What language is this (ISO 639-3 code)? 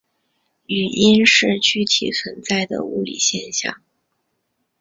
zho